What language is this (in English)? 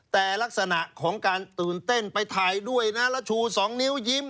Thai